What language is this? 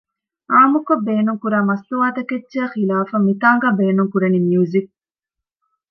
Divehi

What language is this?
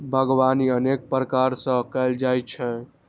Maithili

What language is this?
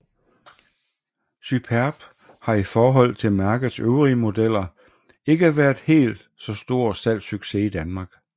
Danish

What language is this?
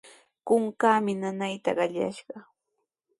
Sihuas Ancash Quechua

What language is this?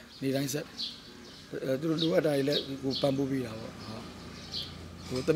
Arabic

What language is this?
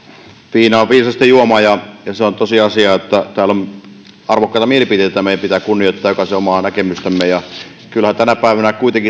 Finnish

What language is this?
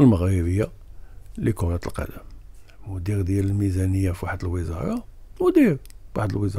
Arabic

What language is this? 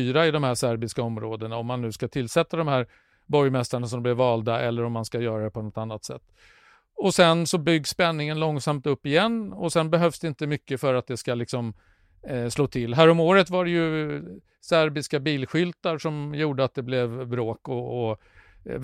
Swedish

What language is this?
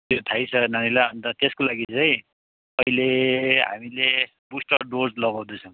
Nepali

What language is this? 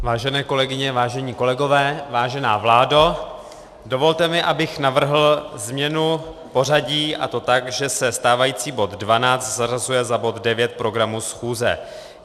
Czech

